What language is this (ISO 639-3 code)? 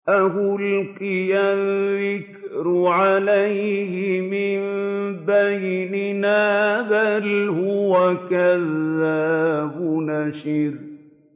ara